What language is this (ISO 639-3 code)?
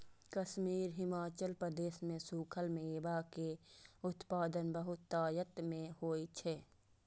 mai